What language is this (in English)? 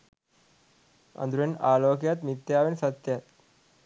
Sinhala